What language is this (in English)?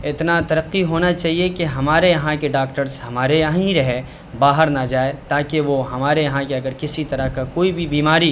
Urdu